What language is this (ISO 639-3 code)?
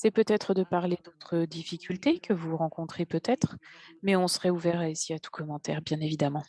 fra